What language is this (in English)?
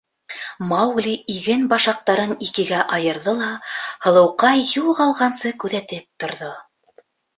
Bashkir